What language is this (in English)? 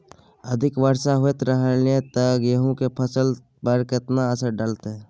Maithili